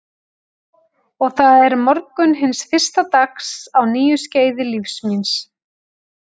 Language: Icelandic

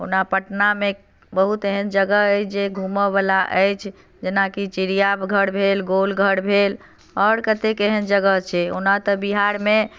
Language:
Maithili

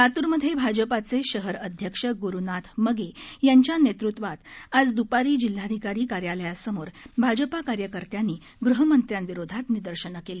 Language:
Marathi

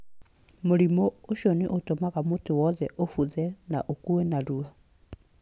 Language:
Kikuyu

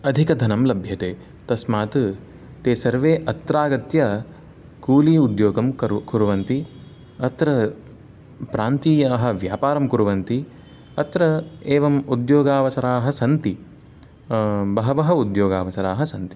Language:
Sanskrit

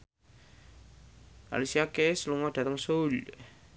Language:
Javanese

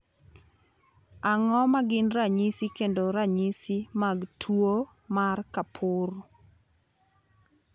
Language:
Luo (Kenya and Tanzania)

